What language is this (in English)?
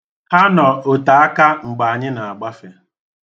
Igbo